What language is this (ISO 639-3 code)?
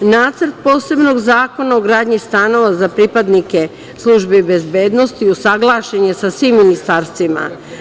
srp